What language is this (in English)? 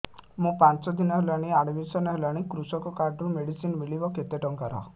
Odia